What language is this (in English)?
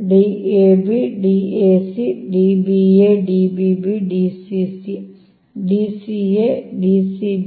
Kannada